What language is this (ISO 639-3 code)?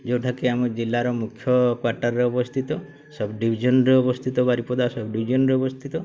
ori